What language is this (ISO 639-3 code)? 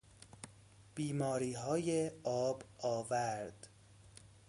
fas